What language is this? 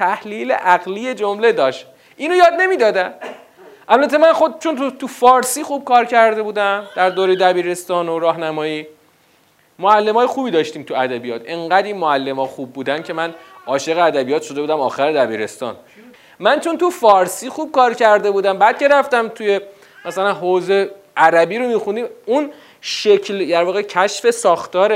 Persian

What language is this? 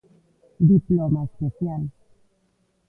Galician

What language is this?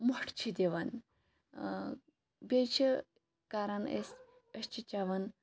Kashmiri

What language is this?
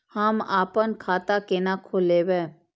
Maithili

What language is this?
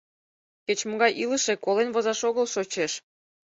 Mari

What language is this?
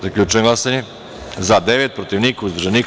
Serbian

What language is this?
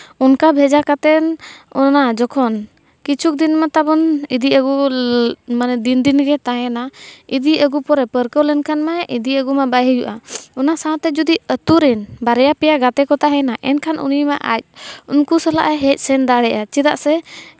Santali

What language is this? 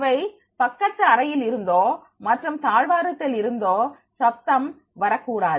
Tamil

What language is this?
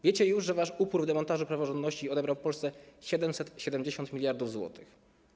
Polish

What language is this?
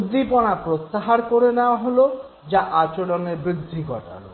Bangla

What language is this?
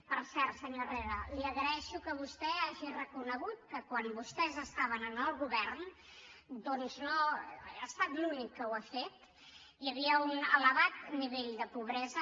Catalan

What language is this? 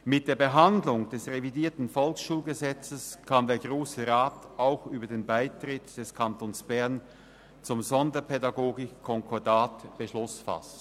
Swiss German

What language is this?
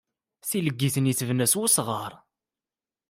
Kabyle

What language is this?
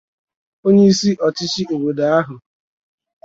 Igbo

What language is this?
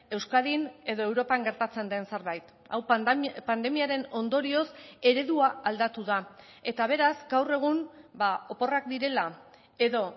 Basque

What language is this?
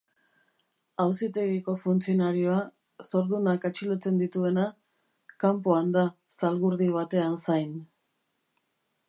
Basque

